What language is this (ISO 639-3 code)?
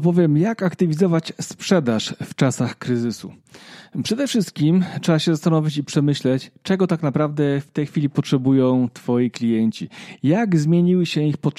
pol